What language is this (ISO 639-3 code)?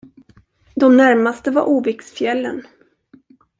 swe